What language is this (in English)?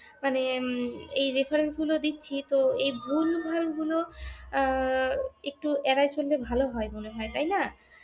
Bangla